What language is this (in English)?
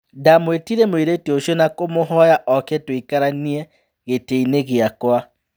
Kikuyu